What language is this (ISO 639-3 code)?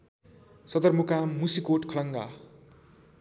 nep